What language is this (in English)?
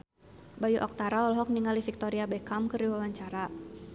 Sundanese